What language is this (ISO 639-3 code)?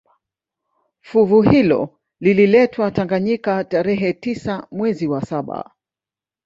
swa